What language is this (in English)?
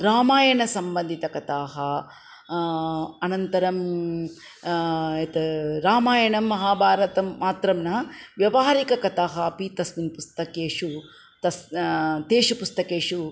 Sanskrit